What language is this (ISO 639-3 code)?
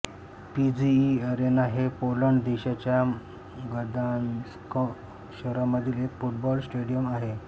mar